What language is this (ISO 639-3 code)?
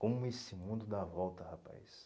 por